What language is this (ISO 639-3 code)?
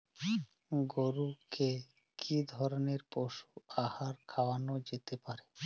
ben